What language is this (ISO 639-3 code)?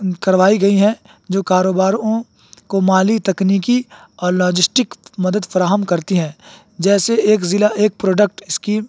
urd